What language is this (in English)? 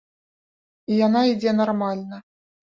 Belarusian